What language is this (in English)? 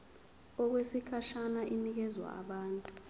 Zulu